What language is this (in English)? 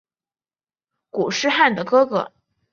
Chinese